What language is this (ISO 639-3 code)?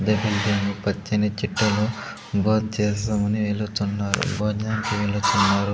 tel